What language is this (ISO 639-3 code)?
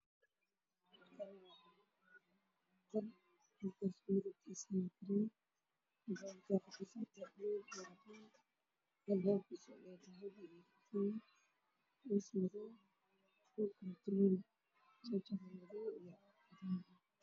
som